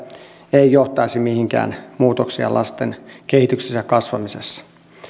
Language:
Finnish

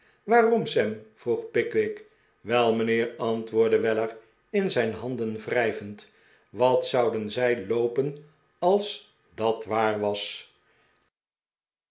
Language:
Dutch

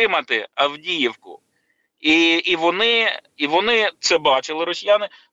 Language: Ukrainian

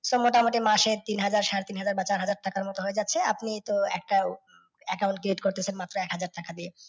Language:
Bangla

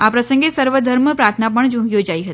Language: Gujarati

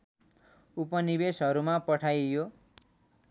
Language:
Nepali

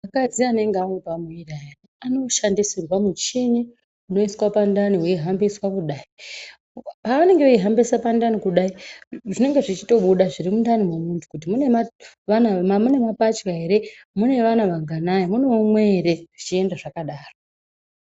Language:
Ndau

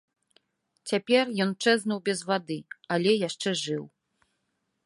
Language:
Belarusian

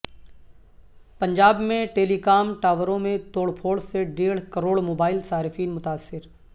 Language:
Urdu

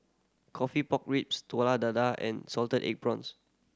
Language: English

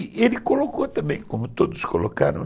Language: Portuguese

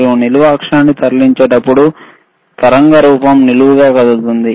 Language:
Telugu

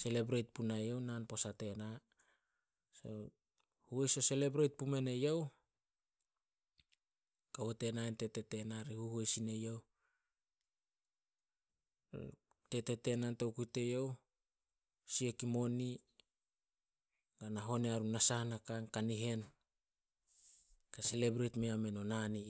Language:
Solos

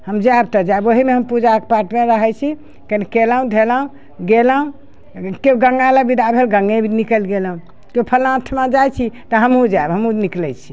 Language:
Maithili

